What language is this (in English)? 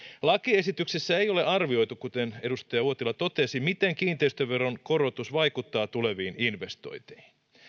Finnish